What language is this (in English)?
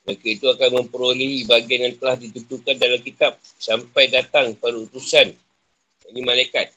Malay